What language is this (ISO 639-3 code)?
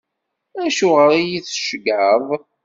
kab